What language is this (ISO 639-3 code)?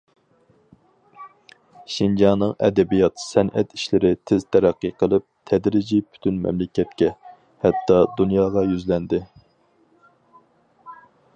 uig